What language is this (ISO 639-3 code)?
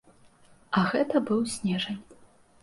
bel